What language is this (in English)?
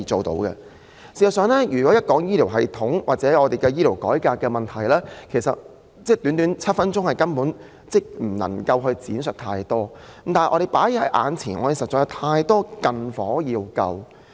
Cantonese